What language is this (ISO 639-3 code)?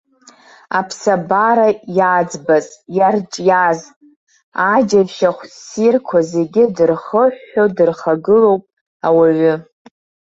abk